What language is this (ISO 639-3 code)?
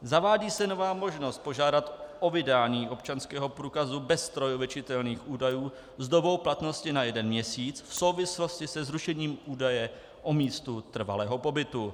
ces